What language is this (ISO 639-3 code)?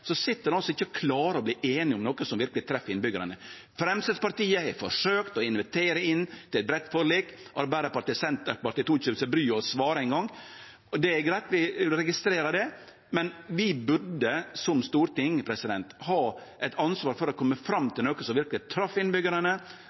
nno